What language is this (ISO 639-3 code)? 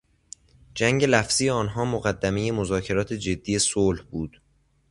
fas